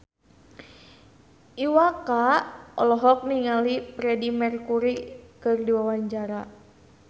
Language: Sundanese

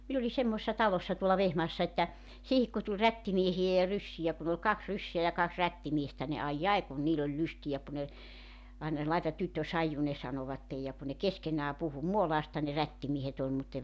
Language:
Finnish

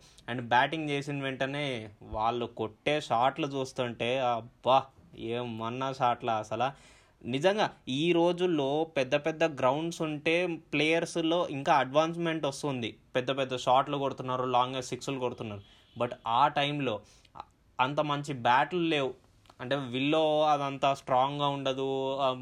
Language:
Telugu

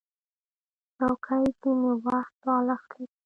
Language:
Pashto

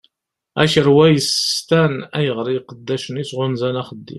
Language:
Kabyle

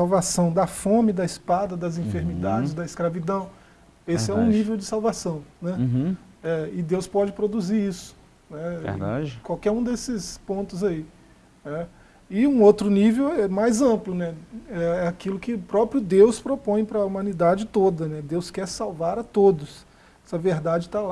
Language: Portuguese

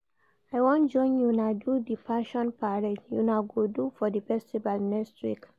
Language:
Nigerian Pidgin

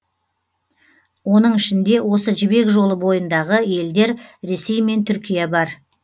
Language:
Kazakh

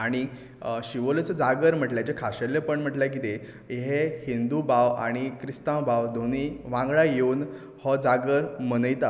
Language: Konkani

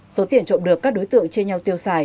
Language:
Vietnamese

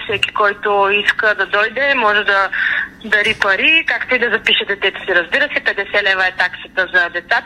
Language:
Bulgarian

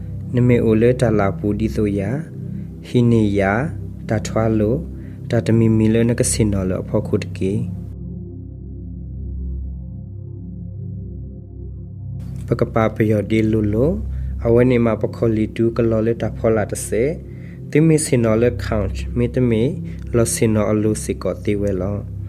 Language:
Thai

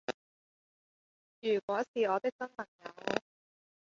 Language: Cantonese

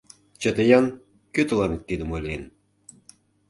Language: Mari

